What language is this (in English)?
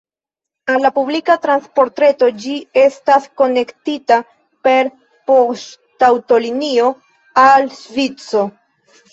Esperanto